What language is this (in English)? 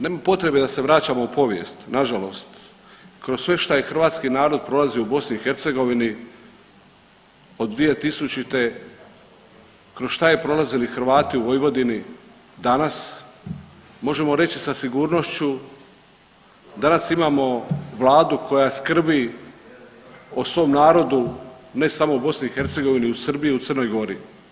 Croatian